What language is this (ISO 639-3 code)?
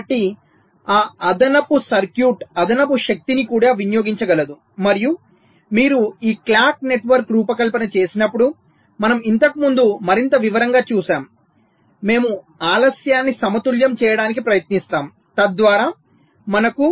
tel